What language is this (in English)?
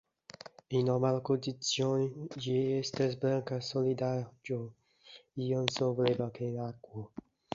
Esperanto